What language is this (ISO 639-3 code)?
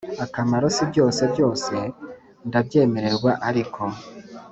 kin